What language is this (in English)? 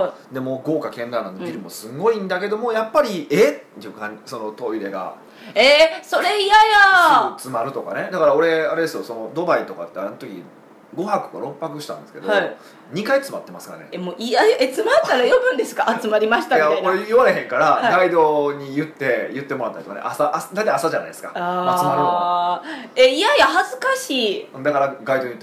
Japanese